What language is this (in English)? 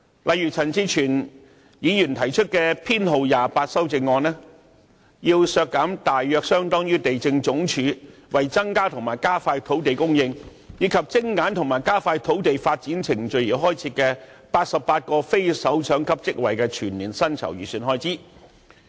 Cantonese